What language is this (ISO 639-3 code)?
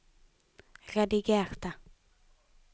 nor